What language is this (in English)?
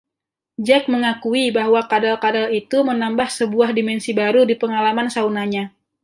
Indonesian